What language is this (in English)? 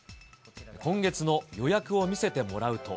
Japanese